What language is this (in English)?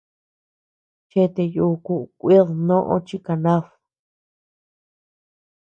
Tepeuxila Cuicatec